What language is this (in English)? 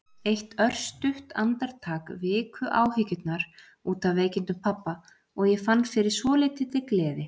Icelandic